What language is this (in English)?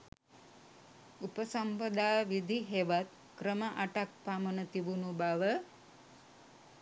Sinhala